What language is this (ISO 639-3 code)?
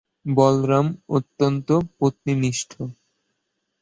ben